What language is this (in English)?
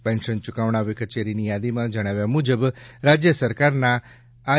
Gujarati